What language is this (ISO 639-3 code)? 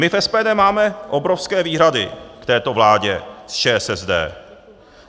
ces